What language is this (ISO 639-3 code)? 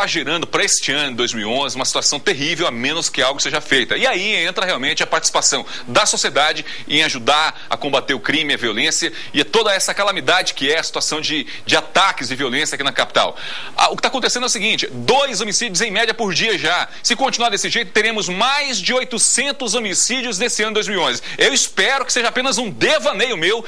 por